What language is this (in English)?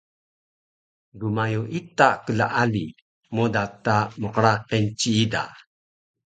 Taroko